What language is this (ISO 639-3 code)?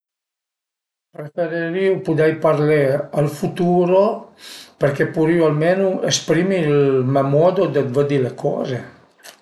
pms